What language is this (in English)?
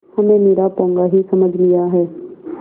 Hindi